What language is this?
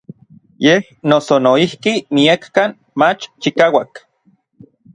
Orizaba Nahuatl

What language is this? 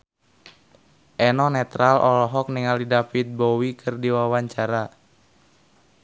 Sundanese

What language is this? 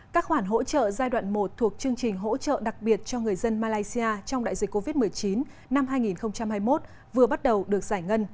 Vietnamese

